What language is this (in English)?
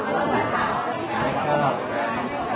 Thai